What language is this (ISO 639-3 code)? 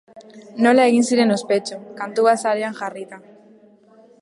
eus